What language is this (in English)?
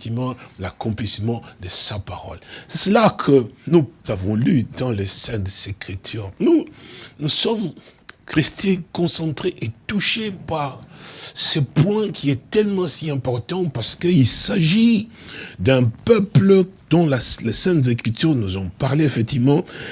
French